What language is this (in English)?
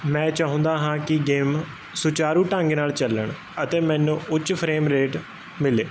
Punjabi